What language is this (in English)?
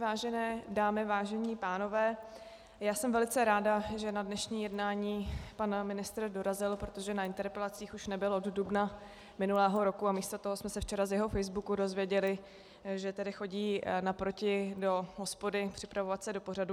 Czech